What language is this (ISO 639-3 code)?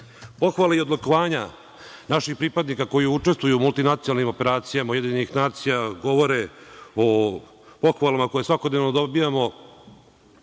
srp